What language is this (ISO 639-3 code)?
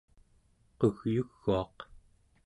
esu